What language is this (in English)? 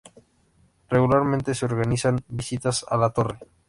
Spanish